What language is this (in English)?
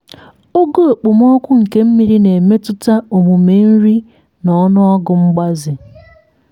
Igbo